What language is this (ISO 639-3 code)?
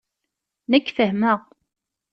kab